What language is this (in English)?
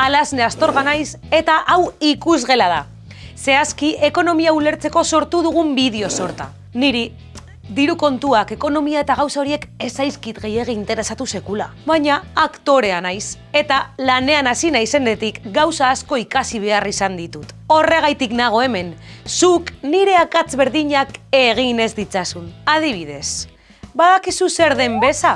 Basque